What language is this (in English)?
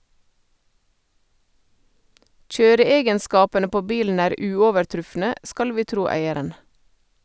Norwegian